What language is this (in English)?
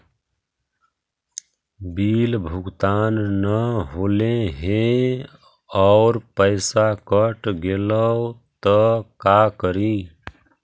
Magahi